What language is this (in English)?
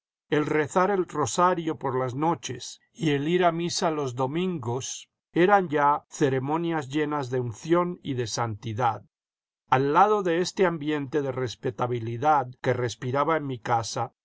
Spanish